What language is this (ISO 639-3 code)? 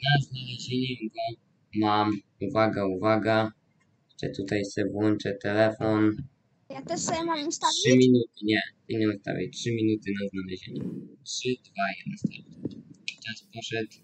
pol